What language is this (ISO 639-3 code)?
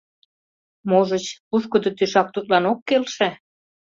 chm